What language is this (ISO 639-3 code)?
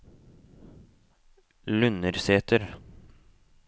nor